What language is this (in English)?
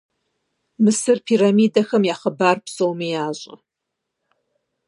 Kabardian